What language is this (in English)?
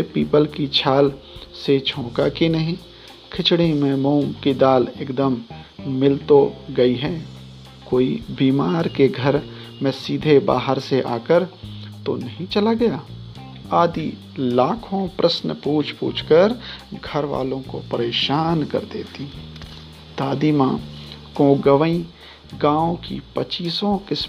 Hindi